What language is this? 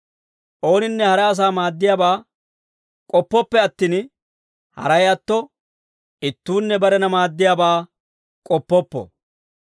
Dawro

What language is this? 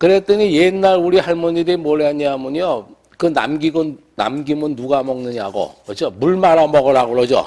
Korean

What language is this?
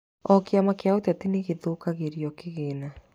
Kikuyu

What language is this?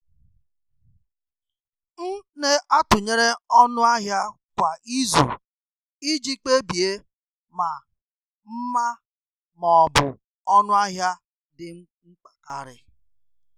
Igbo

